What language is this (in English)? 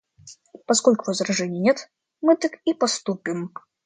Russian